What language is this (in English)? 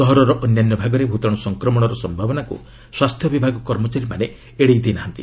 Odia